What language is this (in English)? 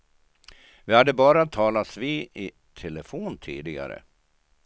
Swedish